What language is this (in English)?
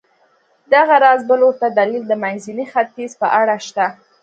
Pashto